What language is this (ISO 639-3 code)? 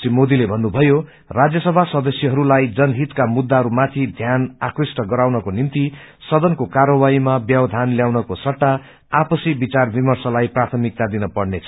nep